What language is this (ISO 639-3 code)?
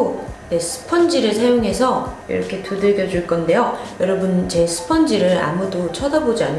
kor